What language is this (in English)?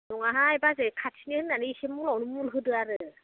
Bodo